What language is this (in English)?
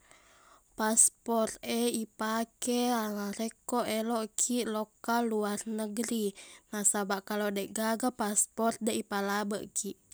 Buginese